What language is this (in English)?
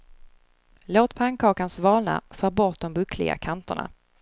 Swedish